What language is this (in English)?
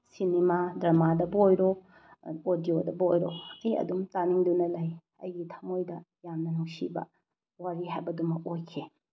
Manipuri